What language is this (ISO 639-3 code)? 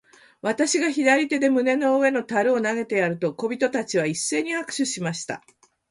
jpn